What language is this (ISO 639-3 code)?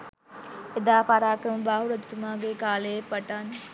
sin